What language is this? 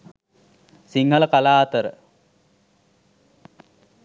Sinhala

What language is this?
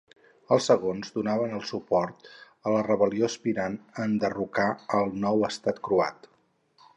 Catalan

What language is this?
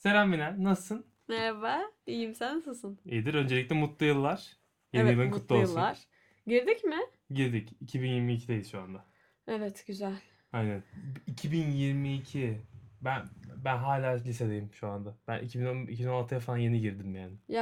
Turkish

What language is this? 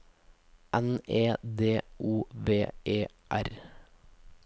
Norwegian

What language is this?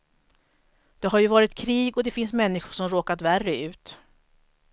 Swedish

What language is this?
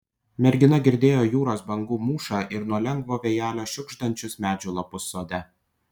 Lithuanian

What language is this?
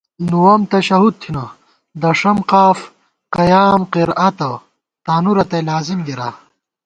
Gawar-Bati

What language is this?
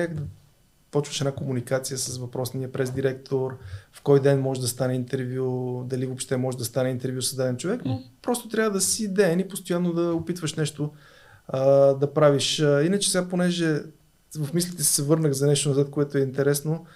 Bulgarian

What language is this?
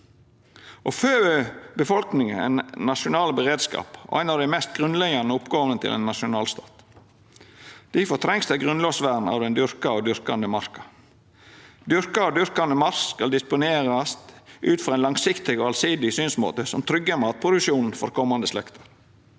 Norwegian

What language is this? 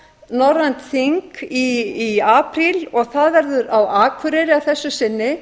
Icelandic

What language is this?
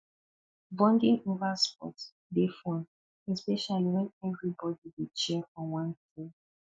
Nigerian Pidgin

